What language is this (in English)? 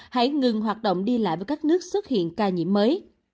Vietnamese